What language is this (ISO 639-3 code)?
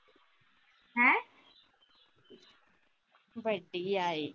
pan